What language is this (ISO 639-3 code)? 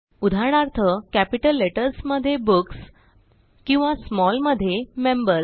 mar